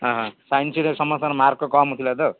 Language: Odia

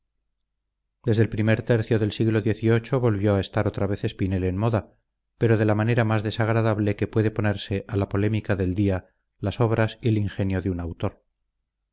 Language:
Spanish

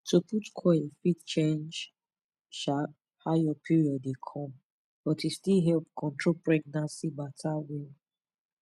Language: Nigerian Pidgin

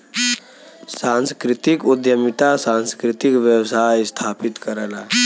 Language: Bhojpuri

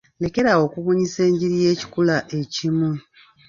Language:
Ganda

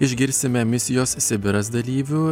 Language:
Lithuanian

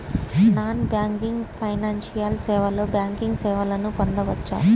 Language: Telugu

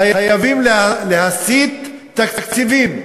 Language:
Hebrew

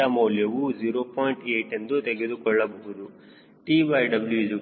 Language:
Kannada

